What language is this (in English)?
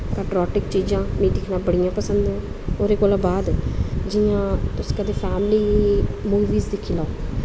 Dogri